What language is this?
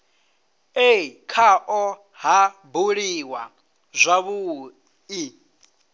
Venda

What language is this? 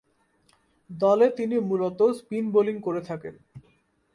Bangla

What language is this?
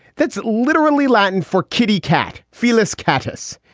English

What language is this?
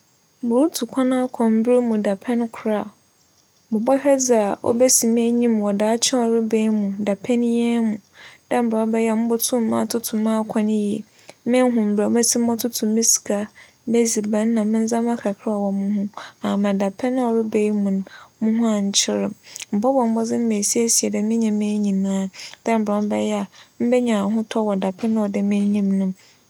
Akan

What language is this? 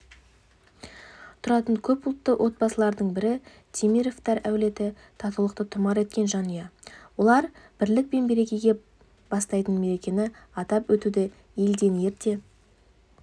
Kazakh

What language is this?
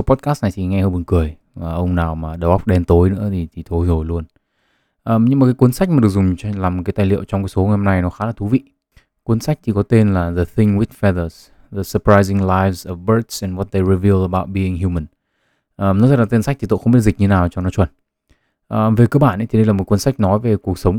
Vietnamese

